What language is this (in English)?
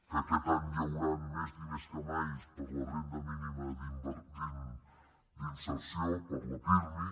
Catalan